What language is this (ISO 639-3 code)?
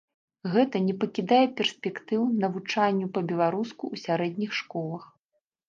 bel